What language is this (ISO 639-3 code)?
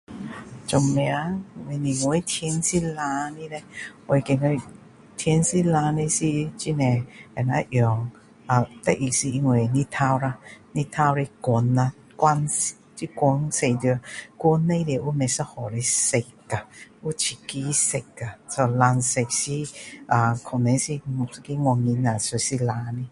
cdo